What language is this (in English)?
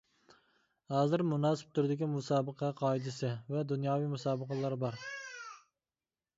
Uyghur